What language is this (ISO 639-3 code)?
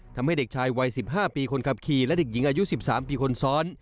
tha